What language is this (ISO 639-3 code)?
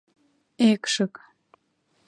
chm